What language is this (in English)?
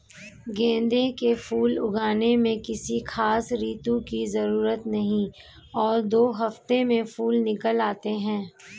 Hindi